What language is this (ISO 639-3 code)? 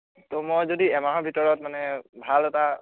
asm